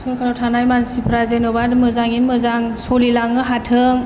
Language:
Bodo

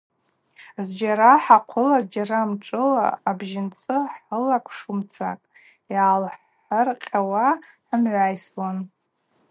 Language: Abaza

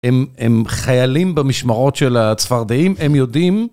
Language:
Hebrew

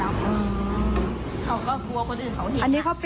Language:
Thai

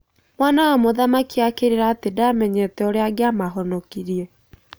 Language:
Kikuyu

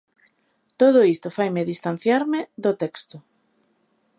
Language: Galician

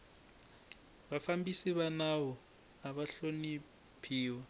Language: Tsonga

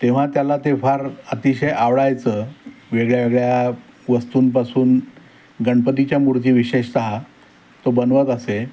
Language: Marathi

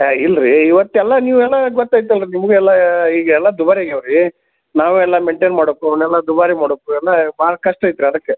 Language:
Kannada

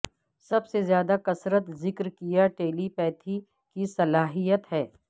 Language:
Urdu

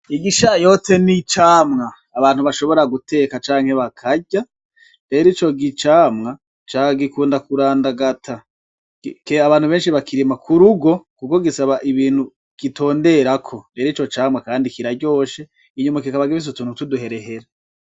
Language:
Rundi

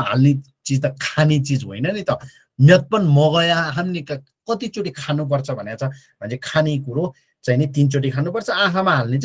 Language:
Korean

